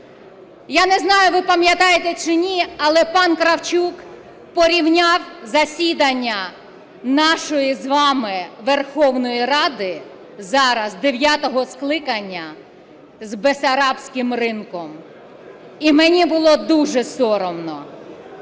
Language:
Ukrainian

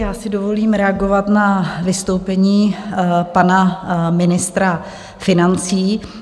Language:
Czech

